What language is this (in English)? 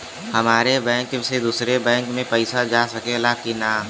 Bhojpuri